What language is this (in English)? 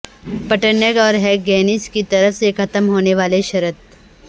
Urdu